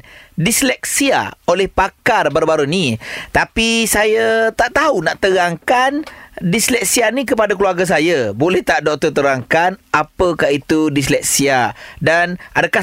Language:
Malay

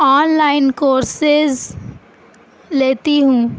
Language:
Urdu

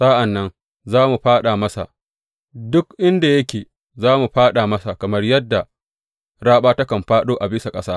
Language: Hausa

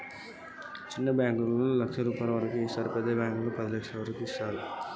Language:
Telugu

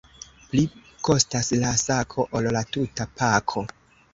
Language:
Esperanto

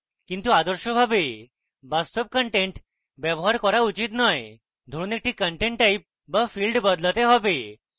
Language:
Bangla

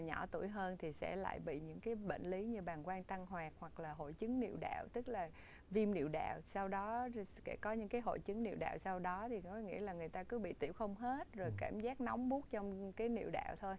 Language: Vietnamese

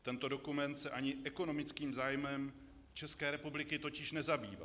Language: Czech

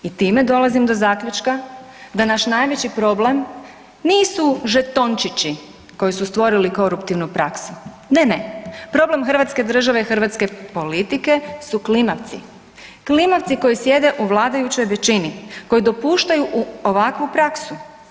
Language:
Croatian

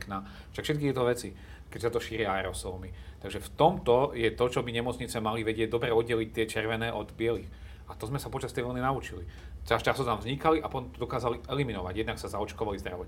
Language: Slovak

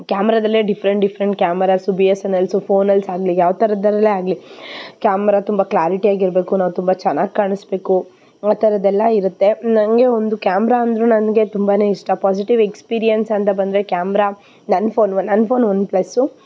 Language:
Kannada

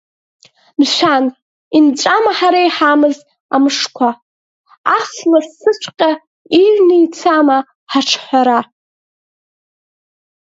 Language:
Abkhazian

